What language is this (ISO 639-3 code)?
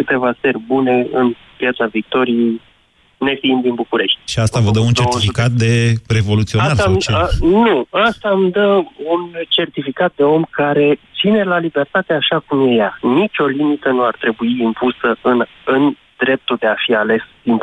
ron